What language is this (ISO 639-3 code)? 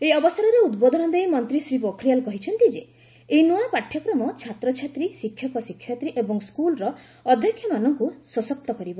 ori